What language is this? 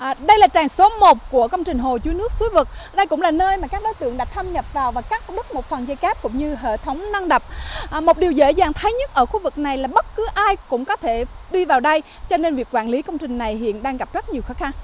Vietnamese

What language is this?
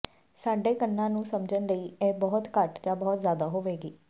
Punjabi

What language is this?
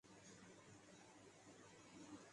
Urdu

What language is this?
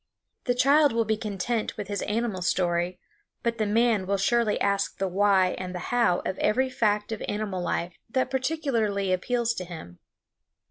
English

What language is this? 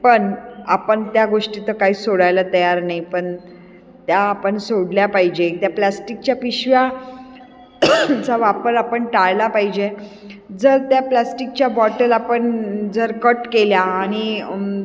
Marathi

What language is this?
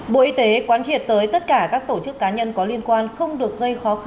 Vietnamese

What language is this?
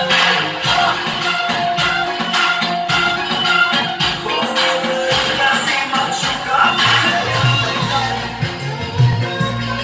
Indonesian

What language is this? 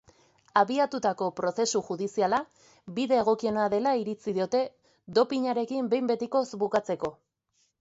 Basque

